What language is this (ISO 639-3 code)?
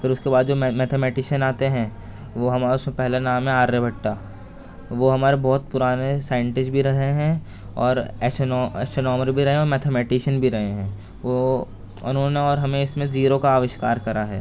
urd